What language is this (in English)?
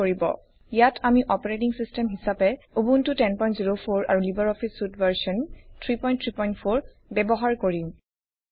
Assamese